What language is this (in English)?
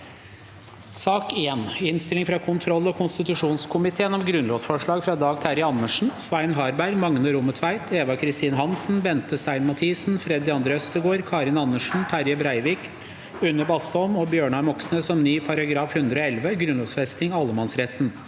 Norwegian